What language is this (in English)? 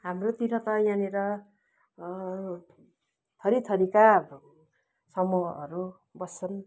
Nepali